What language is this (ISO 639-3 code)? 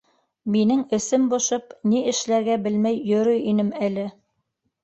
bak